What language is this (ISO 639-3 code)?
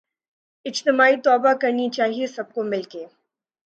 urd